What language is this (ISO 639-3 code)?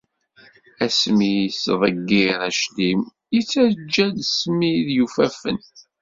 kab